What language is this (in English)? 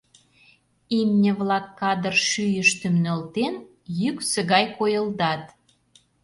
Mari